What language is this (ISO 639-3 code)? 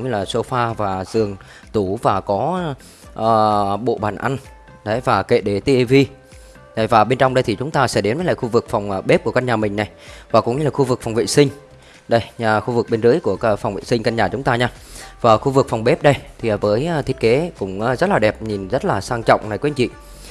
vie